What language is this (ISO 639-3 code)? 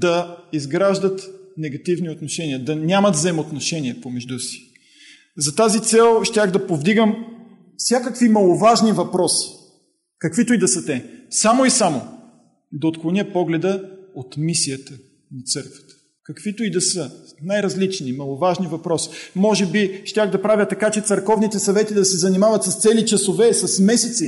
bul